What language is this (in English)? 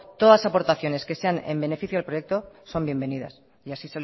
Spanish